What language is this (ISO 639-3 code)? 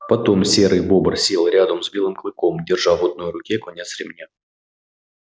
rus